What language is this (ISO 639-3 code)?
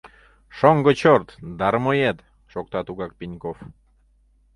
chm